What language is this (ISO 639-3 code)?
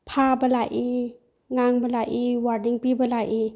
mni